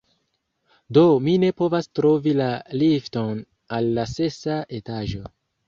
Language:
Esperanto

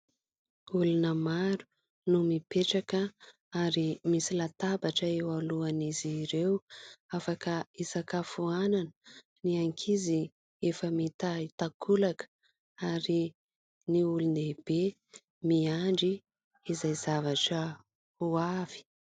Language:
Malagasy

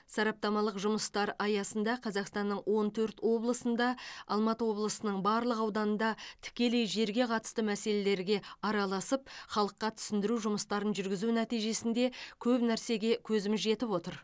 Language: Kazakh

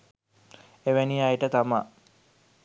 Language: Sinhala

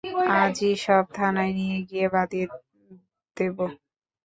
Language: Bangla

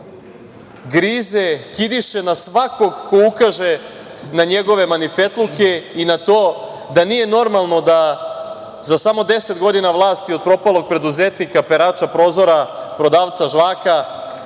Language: Serbian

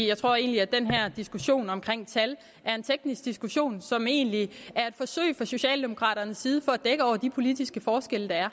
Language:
Danish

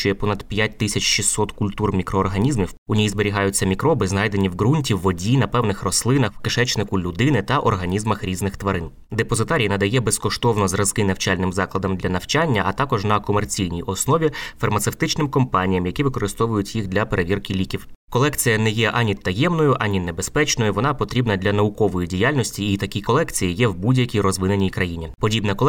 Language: Ukrainian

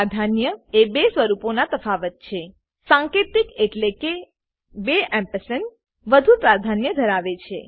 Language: Gujarati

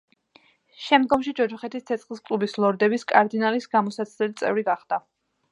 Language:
Georgian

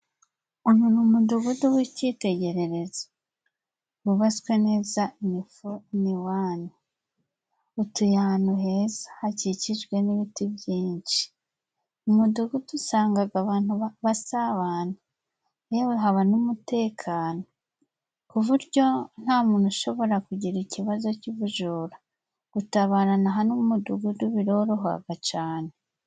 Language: Kinyarwanda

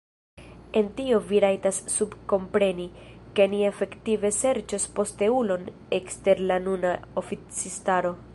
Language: Esperanto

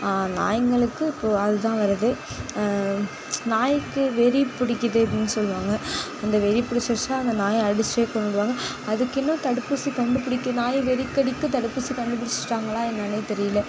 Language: Tamil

